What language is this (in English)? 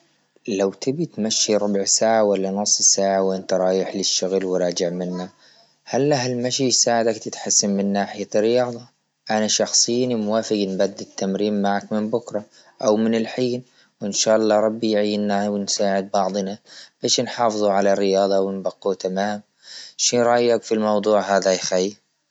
Libyan Arabic